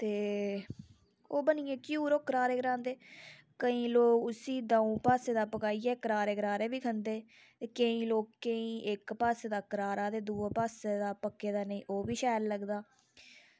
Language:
Dogri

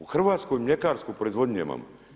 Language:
Croatian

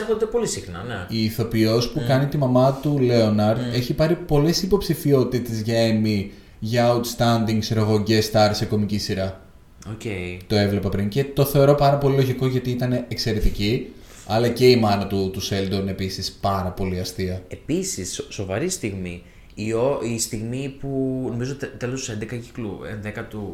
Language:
Greek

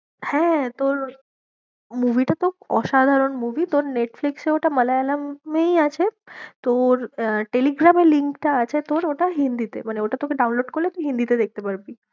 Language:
Bangla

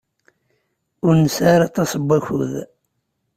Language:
Kabyle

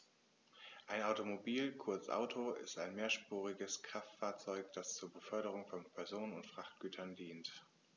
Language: German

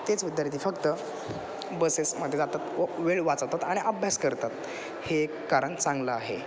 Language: Marathi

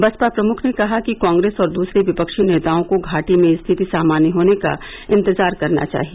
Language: Hindi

